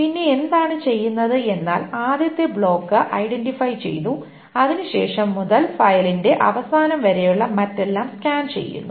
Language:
Malayalam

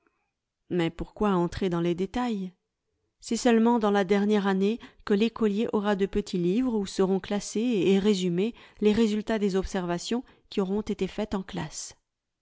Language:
French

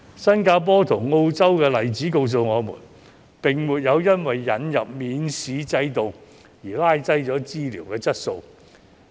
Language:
Cantonese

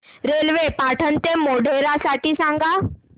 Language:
Marathi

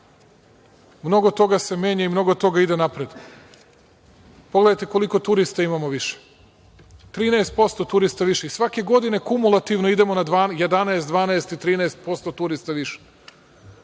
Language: Serbian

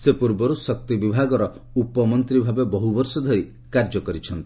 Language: Odia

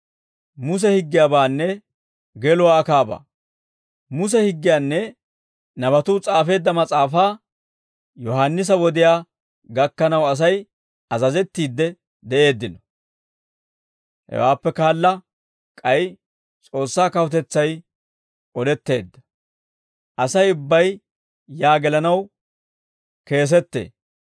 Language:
Dawro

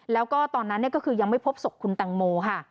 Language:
Thai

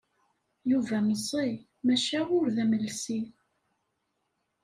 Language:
Kabyle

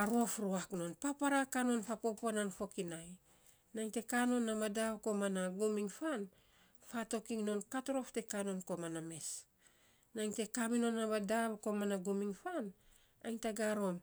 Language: Saposa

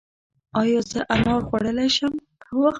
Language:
Pashto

